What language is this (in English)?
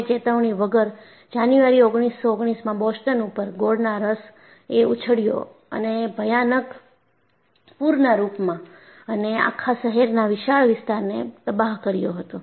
Gujarati